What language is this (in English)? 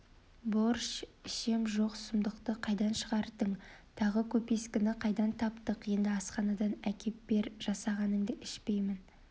Kazakh